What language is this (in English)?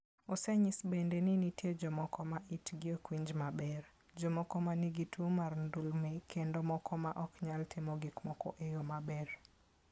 Luo (Kenya and Tanzania)